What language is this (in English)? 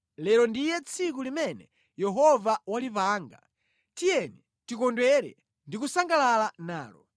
Nyanja